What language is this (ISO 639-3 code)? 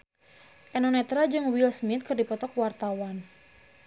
sun